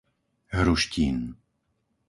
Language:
Slovak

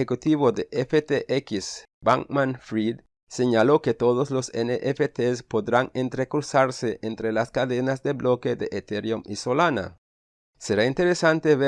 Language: Spanish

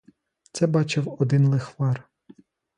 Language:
Ukrainian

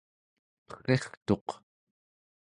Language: Central Yupik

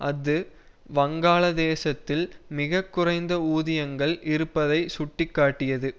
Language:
Tamil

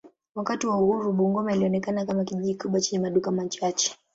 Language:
Swahili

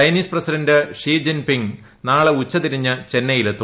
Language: Malayalam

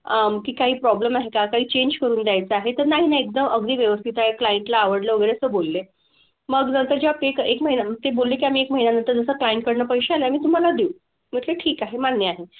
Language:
Marathi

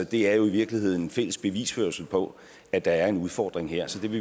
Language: Danish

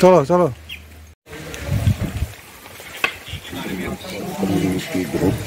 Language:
Arabic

